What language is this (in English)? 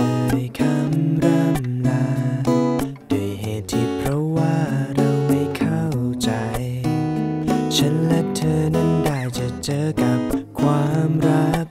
Thai